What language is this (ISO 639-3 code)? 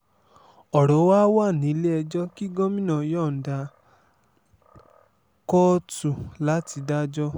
yor